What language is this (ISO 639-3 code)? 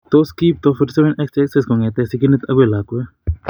kln